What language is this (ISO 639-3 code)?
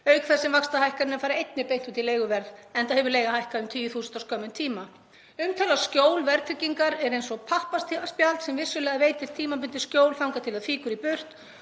isl